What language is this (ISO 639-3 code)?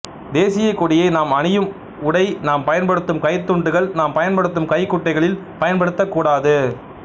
tam